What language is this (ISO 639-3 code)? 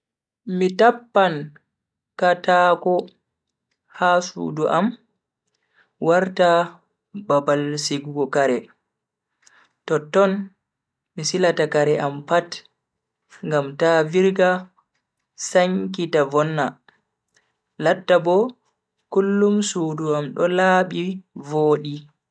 fui